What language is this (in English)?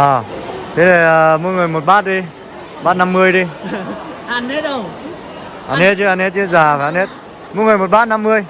Vietnamese